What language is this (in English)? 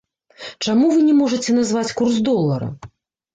Belarusian